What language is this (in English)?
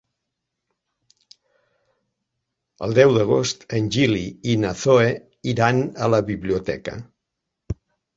Catalan